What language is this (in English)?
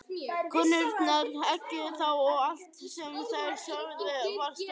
Icelandic